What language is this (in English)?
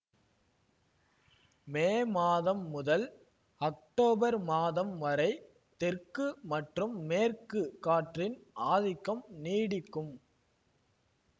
Tamil